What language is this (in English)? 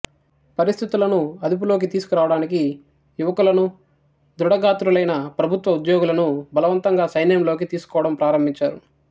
Telugu